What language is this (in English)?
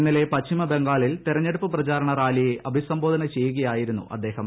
Malayalam